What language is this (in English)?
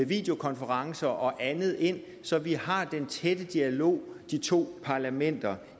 Danish